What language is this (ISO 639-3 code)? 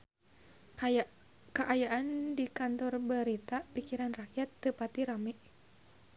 sun